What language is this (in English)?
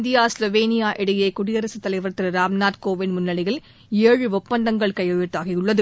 Tamil